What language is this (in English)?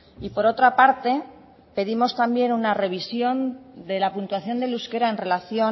Spanish